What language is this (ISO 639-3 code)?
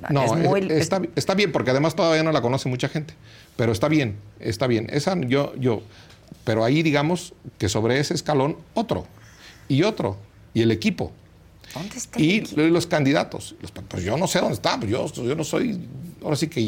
spa